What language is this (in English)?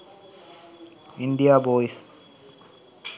Sinhala